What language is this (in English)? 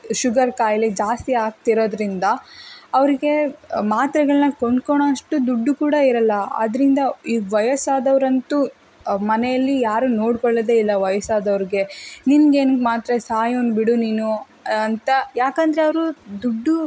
Kannada